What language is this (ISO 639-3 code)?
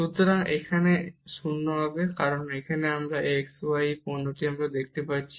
ben